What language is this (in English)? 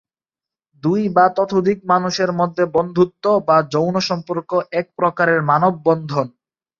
Bangla